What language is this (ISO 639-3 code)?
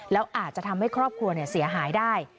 tha